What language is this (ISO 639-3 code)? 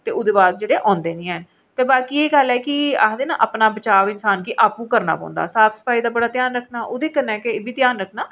doi